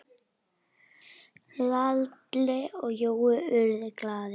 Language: Icelandic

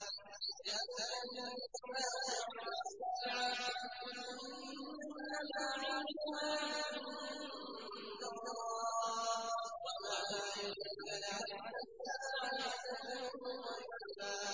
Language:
Arabic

